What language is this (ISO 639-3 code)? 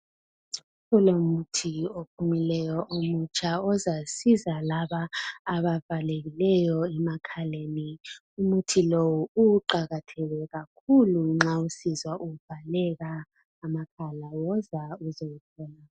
nde